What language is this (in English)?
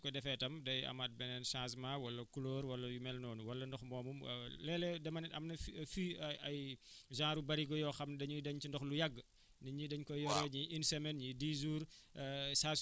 Wolof